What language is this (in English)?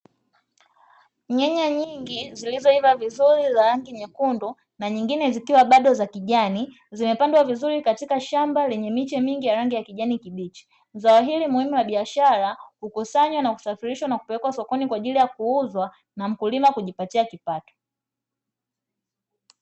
Swahili